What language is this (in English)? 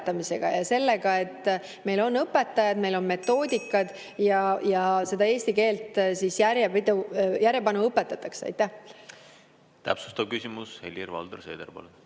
Estonian